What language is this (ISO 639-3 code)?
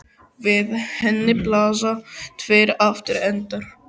isl